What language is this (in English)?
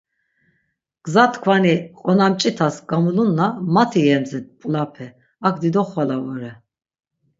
Laz